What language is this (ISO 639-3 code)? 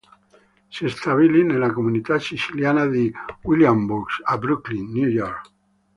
ita